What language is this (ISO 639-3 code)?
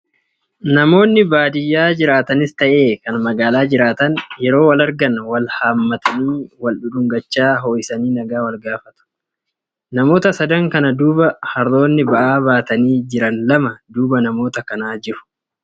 orm